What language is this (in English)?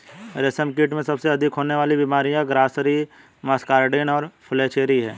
Hindi